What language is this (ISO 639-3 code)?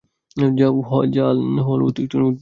ben